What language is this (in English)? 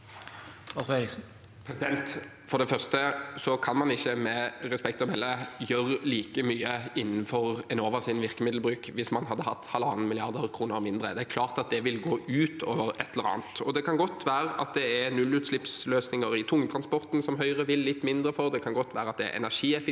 Norwegian